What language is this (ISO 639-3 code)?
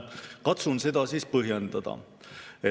est